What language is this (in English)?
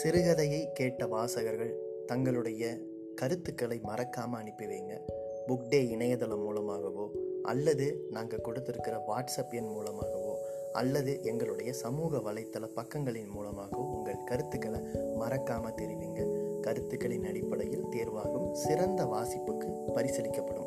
Tamil